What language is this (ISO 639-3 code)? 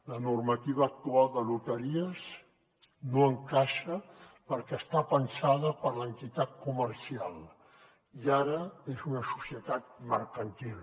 cat